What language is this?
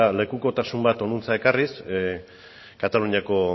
Basque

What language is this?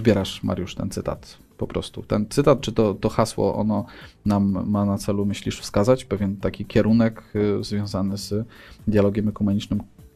Polish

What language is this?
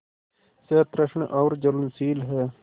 Hindi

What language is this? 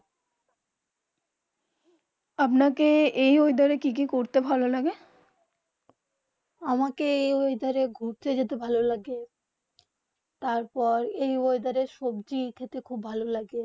Bangla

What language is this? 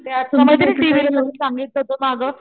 Marathi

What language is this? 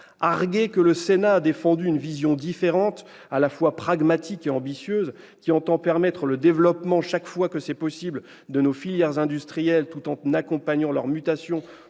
French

